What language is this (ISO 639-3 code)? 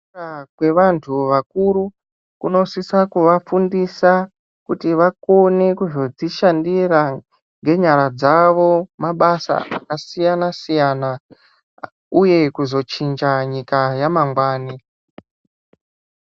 ndc